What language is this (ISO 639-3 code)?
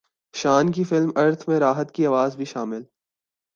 urd